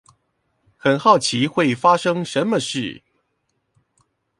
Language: Chinese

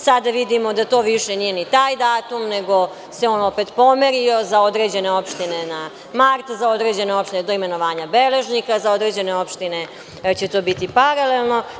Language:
Serbian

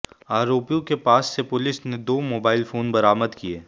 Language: Hindi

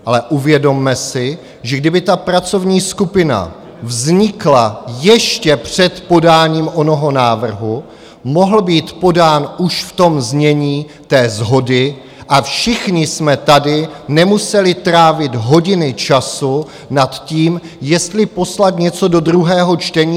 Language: Czech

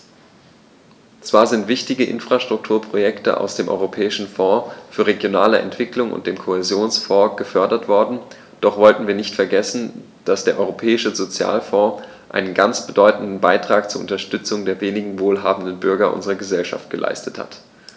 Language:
German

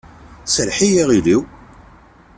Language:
Kabyle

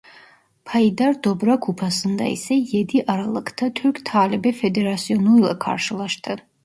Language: Turkish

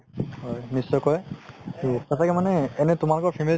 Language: Assamese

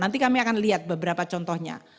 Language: Indonesian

